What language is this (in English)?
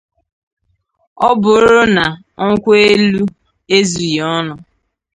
Igbo